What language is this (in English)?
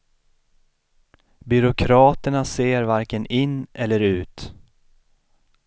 Swedish